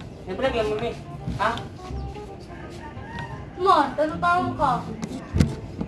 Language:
Indonesian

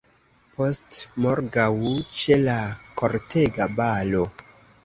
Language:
Esperanto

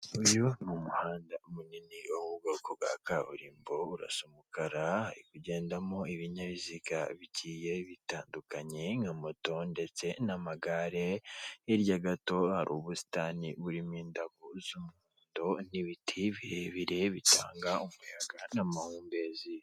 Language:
Kinyarwanda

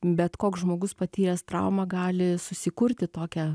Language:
Lithuanian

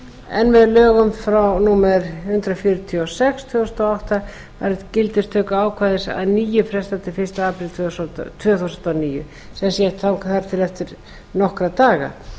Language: Icelandic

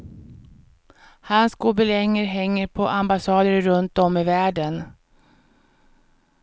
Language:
Swedish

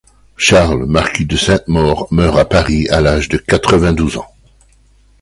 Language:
French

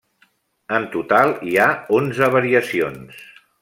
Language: Catalan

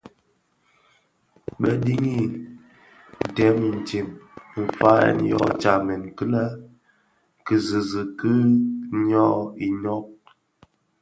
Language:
Bafia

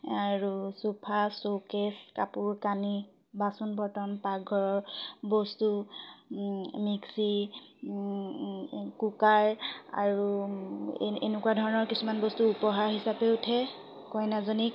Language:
Assamese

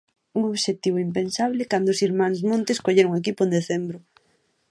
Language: Galician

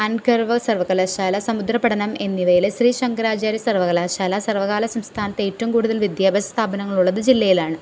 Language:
Malayalam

